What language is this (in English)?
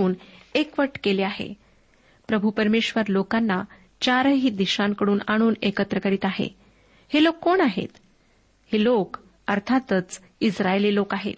Marathi